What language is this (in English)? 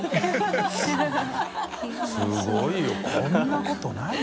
Japanese